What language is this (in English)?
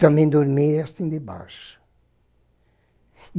Portuguese